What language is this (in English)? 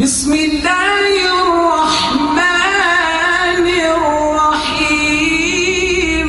Arabic